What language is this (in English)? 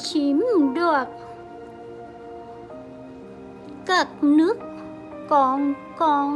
Vietnamese